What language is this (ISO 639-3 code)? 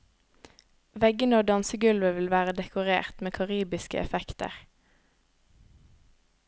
nor